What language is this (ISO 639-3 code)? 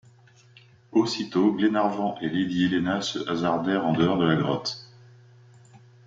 fra